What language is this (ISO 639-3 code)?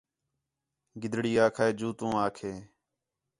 xhe